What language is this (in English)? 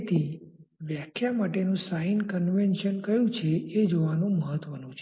Gujarati